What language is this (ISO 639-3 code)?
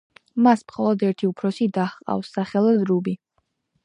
kat